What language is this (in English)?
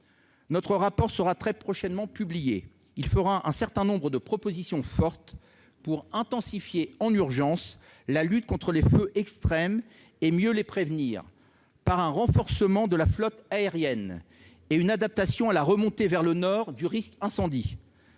French